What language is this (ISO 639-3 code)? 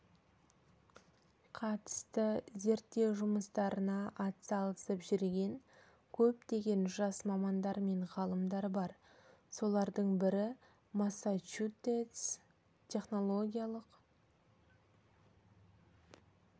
kaz